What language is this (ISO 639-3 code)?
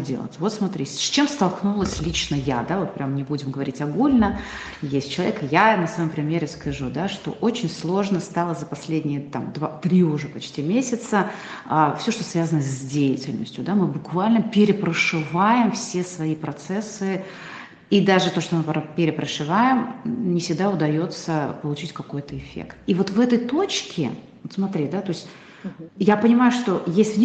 rus